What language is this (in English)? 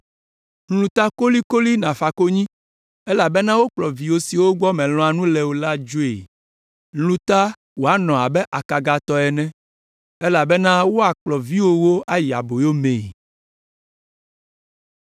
Ewe